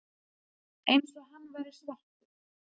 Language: Icelandic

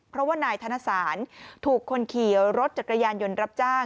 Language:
Thai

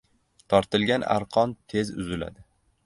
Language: Uzbek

